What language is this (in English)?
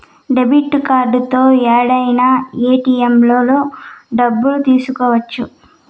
Telugu